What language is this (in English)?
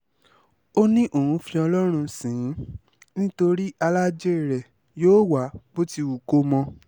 Yoruba